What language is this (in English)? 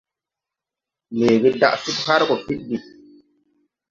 Tupuri